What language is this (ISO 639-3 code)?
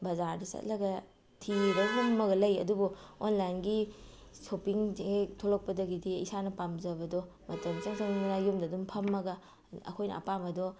mni